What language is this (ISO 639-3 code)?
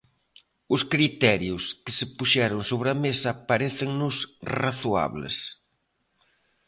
glg